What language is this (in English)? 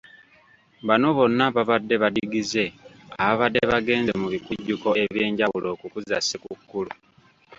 Ganda